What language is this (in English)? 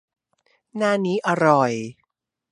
Thai